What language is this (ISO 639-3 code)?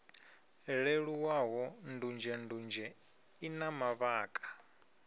ven